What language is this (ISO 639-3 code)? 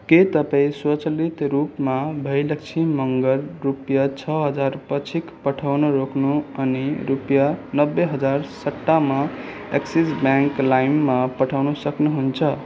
nep